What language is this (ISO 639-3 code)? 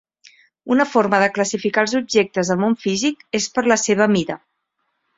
cat